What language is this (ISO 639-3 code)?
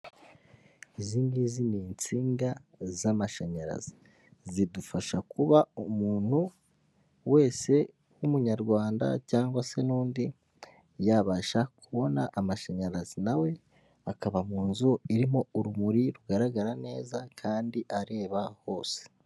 kin